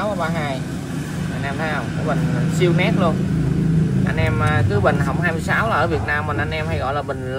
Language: Vietnamese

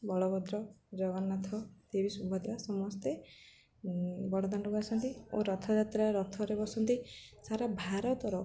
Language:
Odia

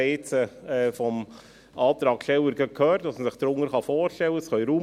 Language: Swiss German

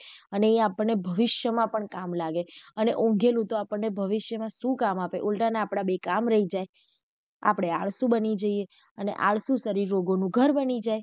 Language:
Gujarati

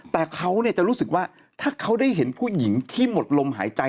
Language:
Thai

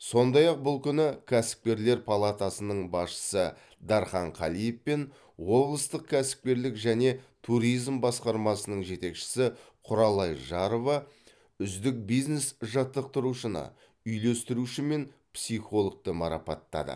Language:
Kazakh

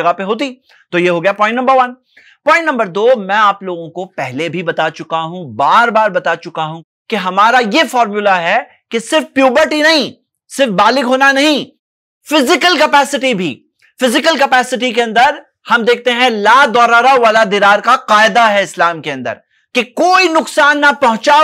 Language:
Hindi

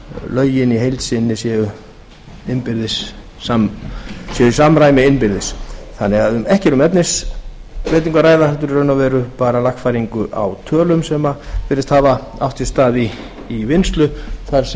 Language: Icelandic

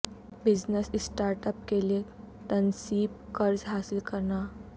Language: Urdu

